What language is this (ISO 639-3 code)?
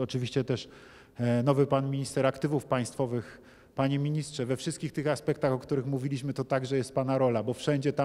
pol